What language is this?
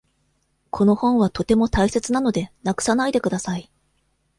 Japanese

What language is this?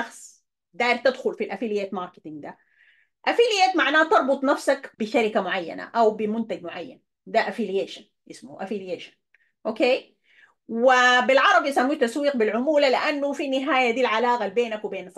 Arabic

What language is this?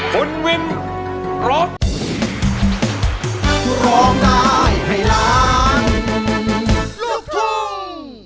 Thai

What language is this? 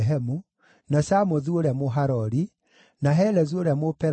Kikuyu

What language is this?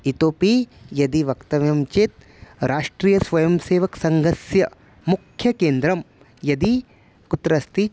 Sanskrit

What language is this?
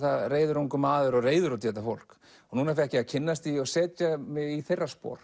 Icelandic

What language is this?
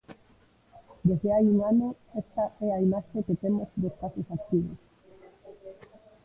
Galician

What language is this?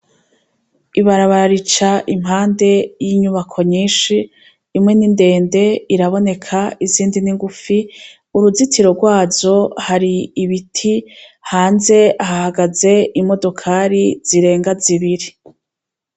Rundi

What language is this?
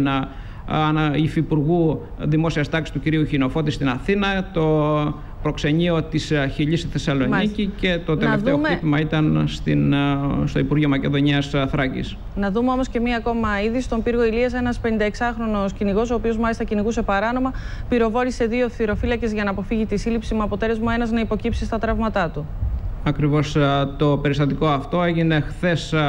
Greek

